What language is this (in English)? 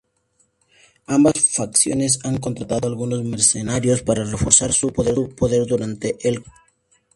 Spanish